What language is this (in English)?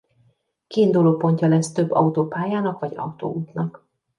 Hungarian